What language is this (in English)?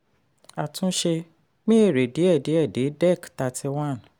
Yoruba